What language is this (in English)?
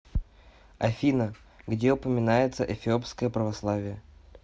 Russian